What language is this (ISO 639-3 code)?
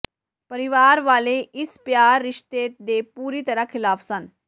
pan